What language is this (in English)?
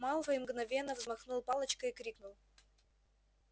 Russian